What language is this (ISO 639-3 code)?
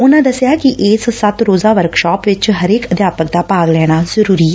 pan